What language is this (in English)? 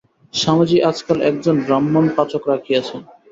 Bangla